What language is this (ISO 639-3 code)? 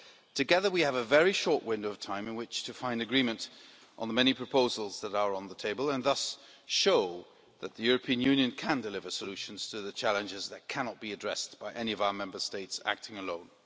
eng